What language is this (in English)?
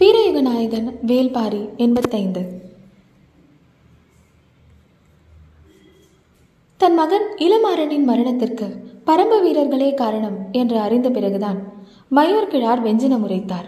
Tamil